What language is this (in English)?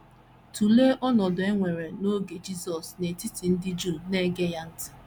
Igbo